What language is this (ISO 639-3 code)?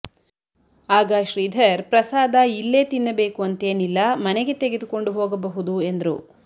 kan